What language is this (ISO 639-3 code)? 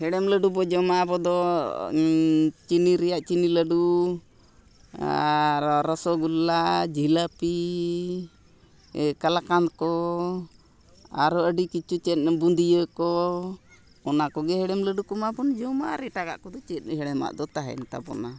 sat